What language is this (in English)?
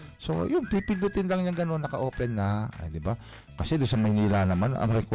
Filipino